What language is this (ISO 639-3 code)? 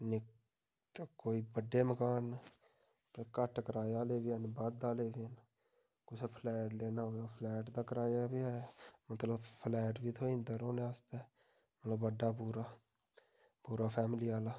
doi